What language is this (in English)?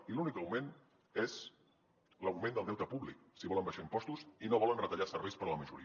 Catalan